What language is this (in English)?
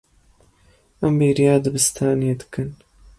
Kurdish